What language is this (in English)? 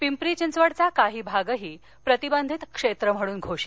Marathi